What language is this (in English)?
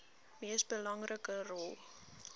Afrikaans